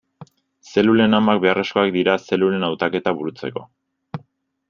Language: Basque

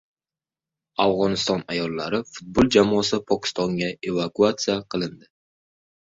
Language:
Uzbek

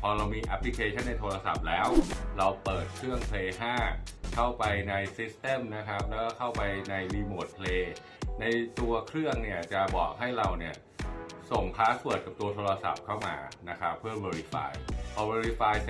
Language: Thai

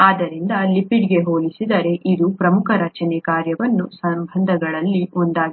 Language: Kannada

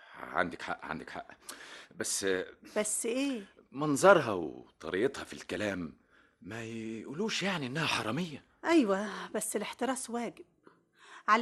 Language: Arabic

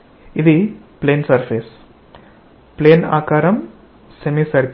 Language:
Telugu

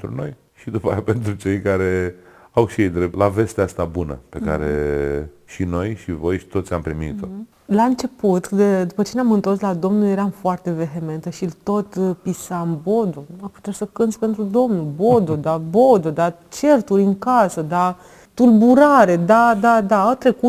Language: Romanian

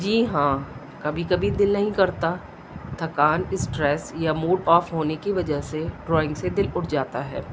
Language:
Urdu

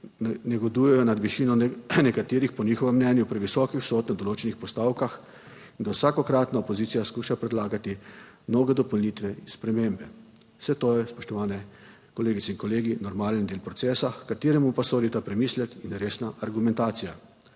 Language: Slovenian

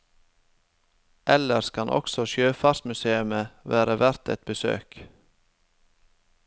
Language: Norwegian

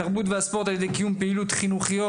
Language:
Hebrew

